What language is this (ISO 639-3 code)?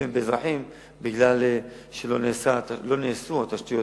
heb